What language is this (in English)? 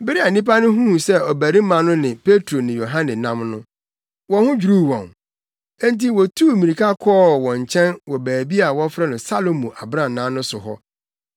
Akan